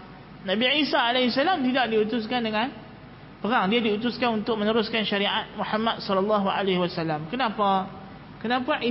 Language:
Malay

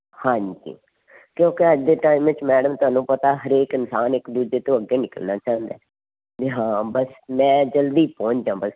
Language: Punjabi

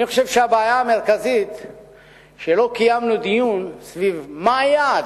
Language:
Hebrew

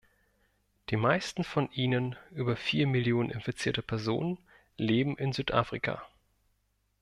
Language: German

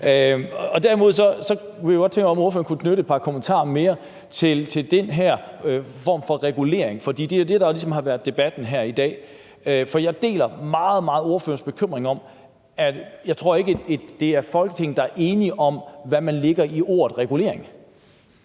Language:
Danish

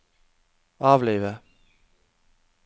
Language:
Norwegian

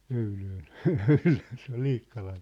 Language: Finnish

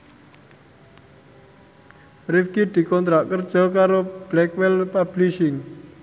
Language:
Javanese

